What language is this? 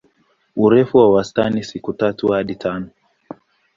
Swahili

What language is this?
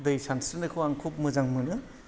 Bodo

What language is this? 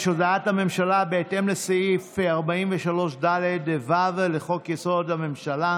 Hebrew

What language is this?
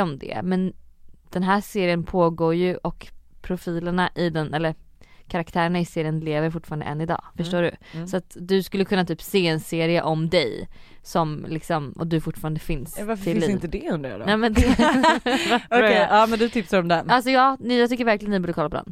Swedish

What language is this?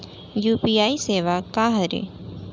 Chhattisgarhi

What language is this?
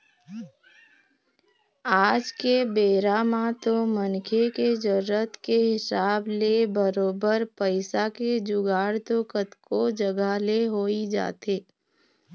Chhattisgarhi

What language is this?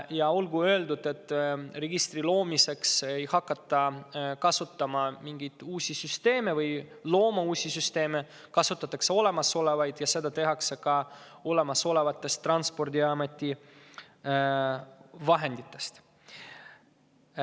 Estonian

